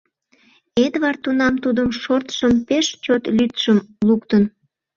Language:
Mari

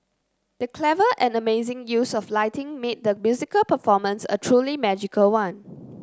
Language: English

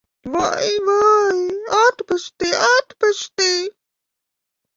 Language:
Latvian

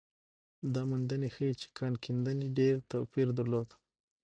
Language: Pashto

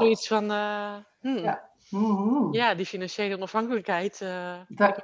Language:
Dutch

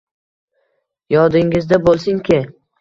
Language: Uzbek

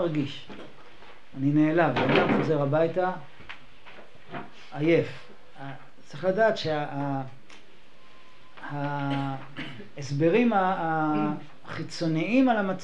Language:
Hebrew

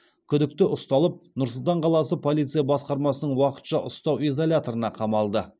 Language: Kazakh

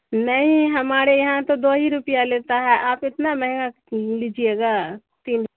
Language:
Urdu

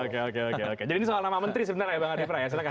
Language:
Indonesian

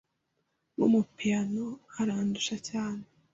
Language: Kinyarwanda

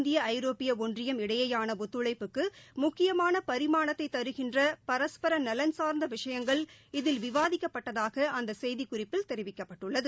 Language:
Tamil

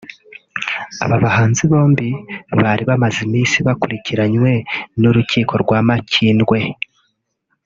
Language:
Kinyarwanda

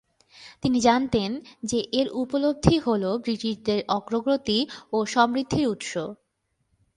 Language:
Bangla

